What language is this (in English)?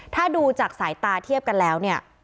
Thai